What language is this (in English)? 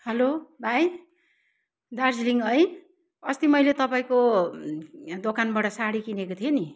Nepali